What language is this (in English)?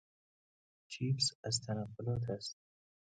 Persian